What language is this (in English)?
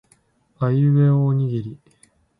Japanese